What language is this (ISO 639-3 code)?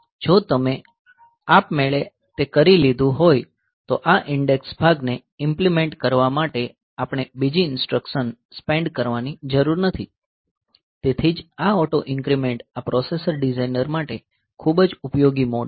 guj